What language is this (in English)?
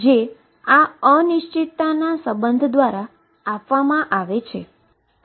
Gujarati